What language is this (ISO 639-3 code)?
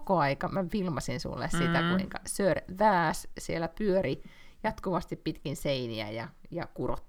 fin